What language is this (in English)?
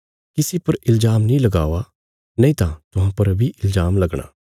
Bilaspuri